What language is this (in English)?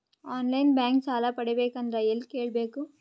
Kannada